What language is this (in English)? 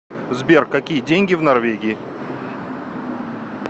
Russian